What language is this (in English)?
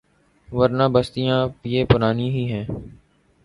Urdu